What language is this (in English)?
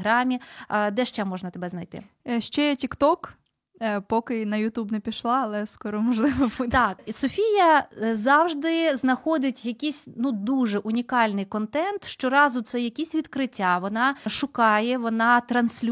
Ukrainian